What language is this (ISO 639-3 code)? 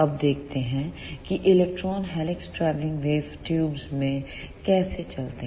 hin